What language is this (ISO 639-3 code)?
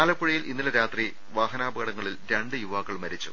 mal